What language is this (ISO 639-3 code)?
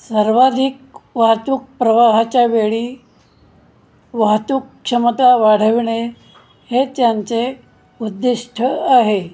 mar